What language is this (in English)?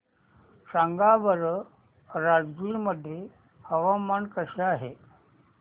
Marathi